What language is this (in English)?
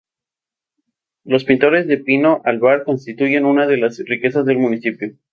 Spanish